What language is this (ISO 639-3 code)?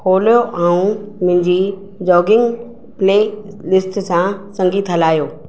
snd